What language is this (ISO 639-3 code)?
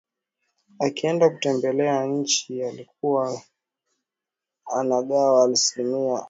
swa